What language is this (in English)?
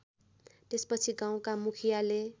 Nepali